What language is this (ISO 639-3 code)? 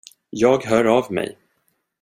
swe